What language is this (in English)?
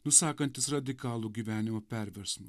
Lithuanian